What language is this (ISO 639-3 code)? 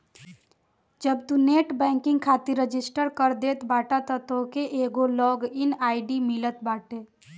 bho